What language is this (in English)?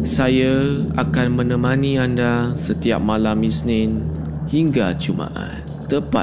Malay